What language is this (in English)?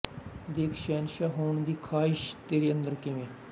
Punjabi